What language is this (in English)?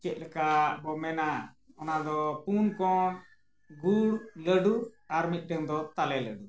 Santali